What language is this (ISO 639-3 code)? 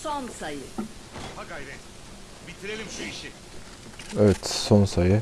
tur